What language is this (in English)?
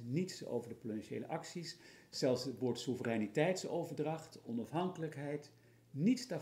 Dutch